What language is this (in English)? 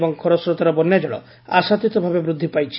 Odia